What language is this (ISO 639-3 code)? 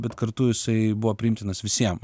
lit